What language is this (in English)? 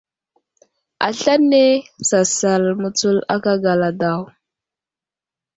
Wuzlam